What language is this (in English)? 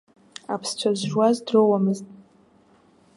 Abkhazian